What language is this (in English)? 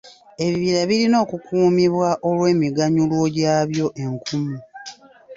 Ganda